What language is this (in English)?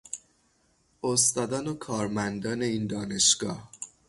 Persian